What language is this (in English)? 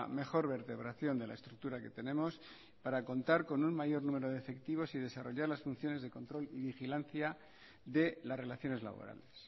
Spanish